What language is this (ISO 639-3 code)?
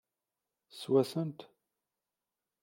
kab